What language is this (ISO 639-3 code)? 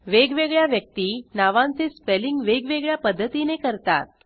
mar